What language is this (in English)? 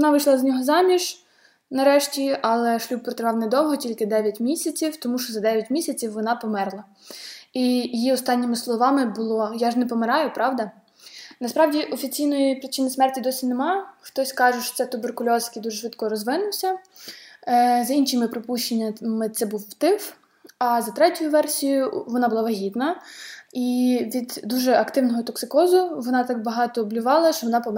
Ukrainian